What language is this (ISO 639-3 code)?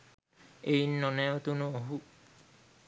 sin